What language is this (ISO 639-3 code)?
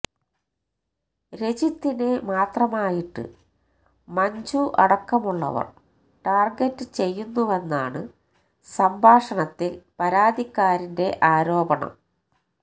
mal